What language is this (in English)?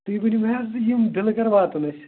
Kashmiri